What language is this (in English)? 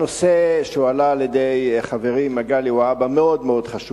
Hebrew